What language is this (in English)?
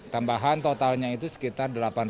Indonesian